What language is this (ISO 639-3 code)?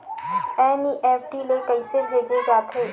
hne